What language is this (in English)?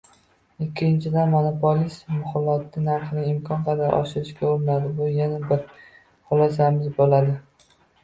Uzbek